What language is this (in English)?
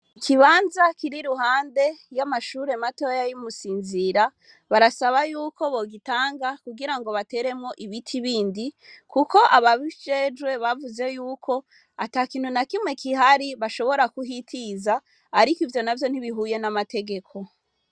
Rundi